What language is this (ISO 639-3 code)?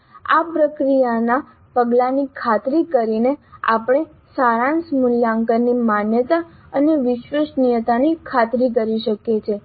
guj